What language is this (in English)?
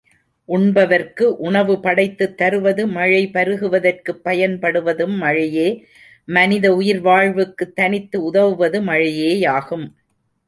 Tamil